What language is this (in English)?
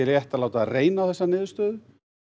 Icelandic